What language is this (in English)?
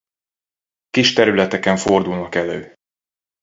Hungarian